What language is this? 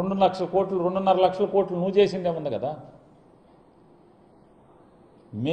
Hindi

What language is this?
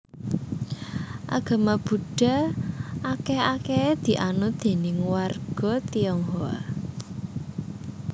Javanese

